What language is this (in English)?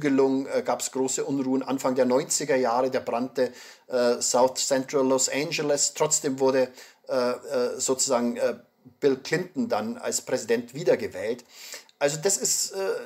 German